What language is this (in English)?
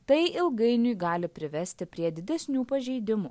Lithuanian